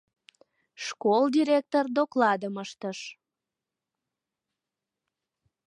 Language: Mari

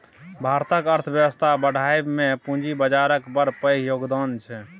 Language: Maithili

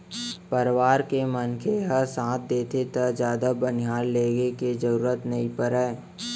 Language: Chhattisgarhi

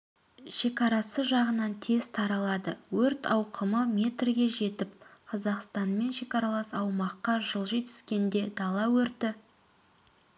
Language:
Kazakh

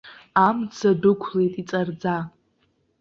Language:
Abkhazian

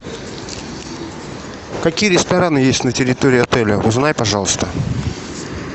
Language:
Russian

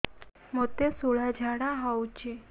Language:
Odia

